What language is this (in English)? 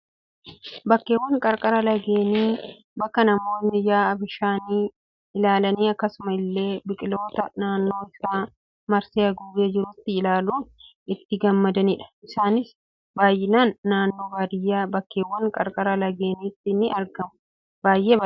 Oromo